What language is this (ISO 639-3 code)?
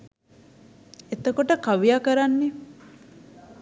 sin